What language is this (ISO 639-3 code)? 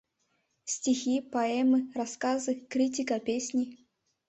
chm